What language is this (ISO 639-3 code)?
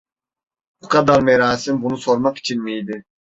tur